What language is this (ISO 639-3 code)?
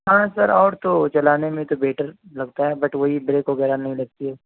urd